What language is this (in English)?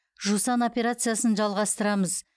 Kazakh